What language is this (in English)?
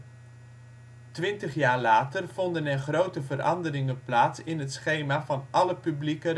Dutch